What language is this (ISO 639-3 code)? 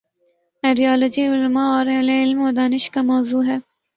urd